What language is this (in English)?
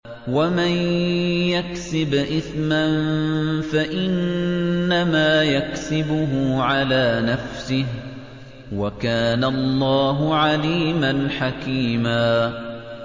Arabic